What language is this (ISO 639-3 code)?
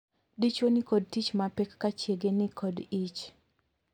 luo